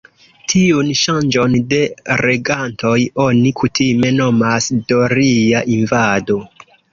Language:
Esperanto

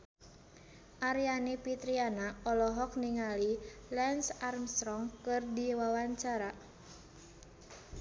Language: Sundanese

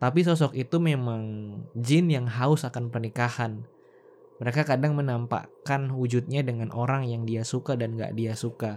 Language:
Indonesian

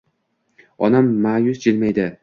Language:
Uzbek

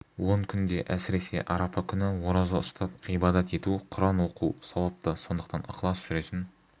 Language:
Kazakh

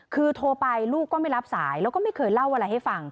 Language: Thai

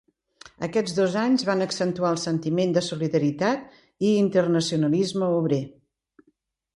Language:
Catalan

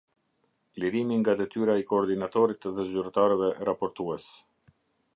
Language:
Albanian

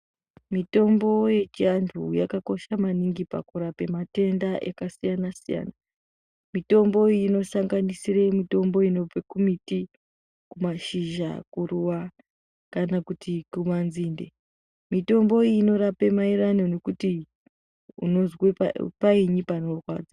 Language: Ndau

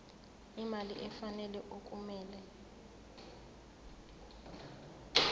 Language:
Zulu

